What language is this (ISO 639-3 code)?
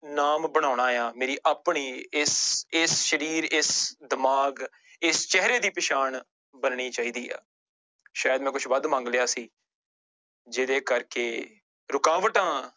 pan